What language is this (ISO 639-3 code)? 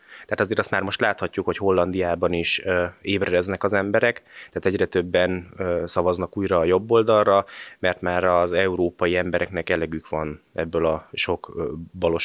hun